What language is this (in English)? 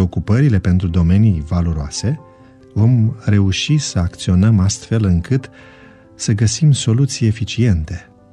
Romanian